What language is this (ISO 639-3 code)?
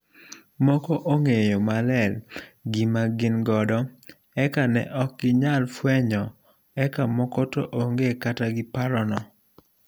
luo